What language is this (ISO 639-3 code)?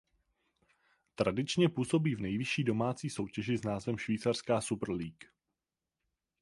ces